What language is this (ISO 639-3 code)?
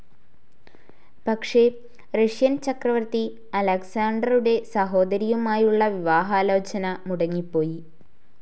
mal